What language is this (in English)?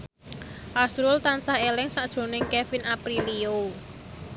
Javanese